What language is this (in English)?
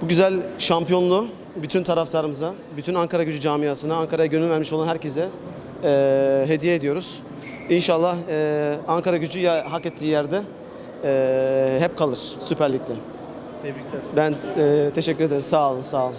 Turkish